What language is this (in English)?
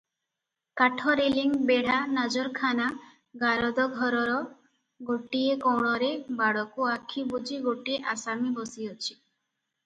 Odia